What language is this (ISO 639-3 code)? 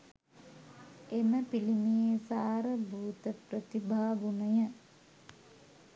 sin